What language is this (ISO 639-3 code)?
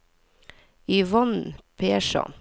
nor